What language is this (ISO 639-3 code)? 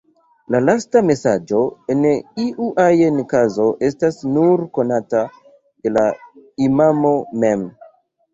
epo